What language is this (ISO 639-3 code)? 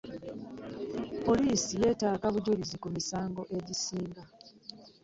lug